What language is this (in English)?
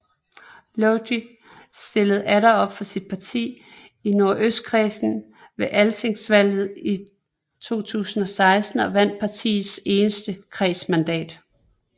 Danish